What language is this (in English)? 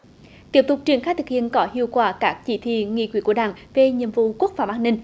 Vietnamese